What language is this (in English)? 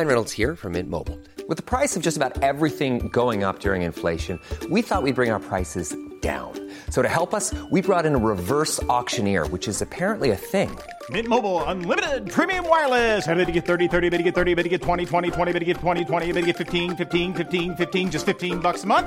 Filipino